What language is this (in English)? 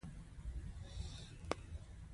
Pashto